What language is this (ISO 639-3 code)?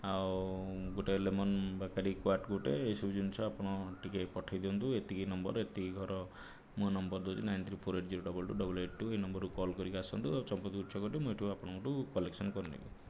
ori